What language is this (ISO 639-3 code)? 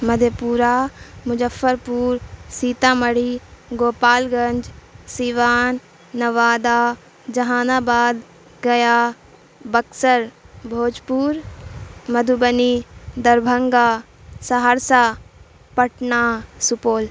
urd